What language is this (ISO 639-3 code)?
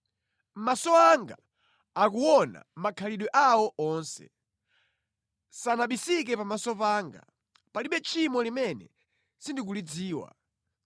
nya